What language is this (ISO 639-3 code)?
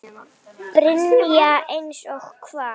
isl